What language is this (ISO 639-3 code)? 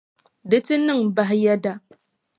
dag